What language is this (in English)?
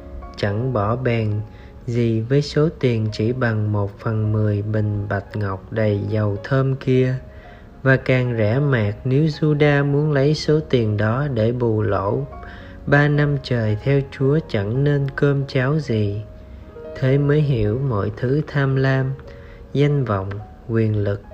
Vietnamese